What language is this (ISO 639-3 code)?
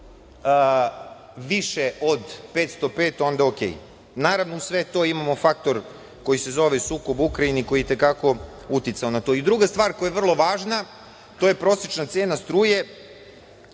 srp